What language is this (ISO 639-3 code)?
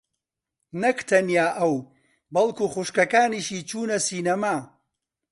ckb